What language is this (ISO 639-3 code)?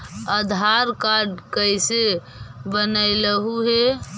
mag